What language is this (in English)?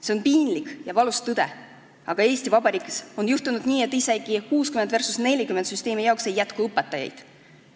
Estonian